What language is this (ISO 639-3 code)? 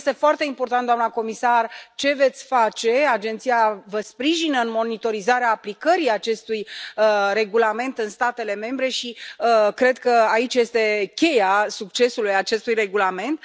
ron